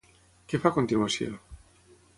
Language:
Catalan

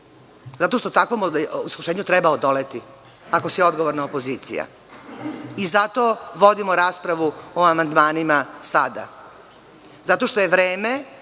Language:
Serbian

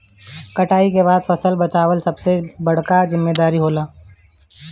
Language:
Bhojpuri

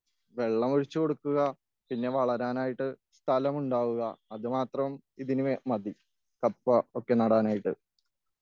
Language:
Malayalam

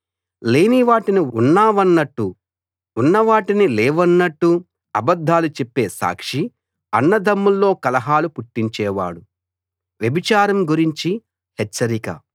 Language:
Telugu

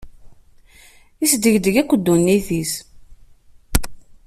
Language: Kabyle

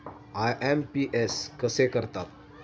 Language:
Marathi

